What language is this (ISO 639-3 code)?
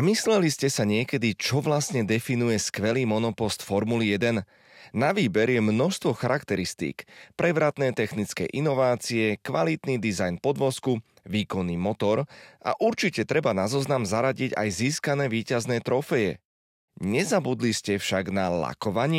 slk